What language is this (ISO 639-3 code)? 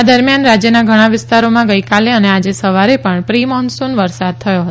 guj